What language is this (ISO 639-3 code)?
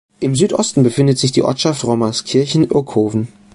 deu